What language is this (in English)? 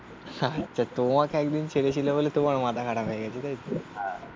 Bangla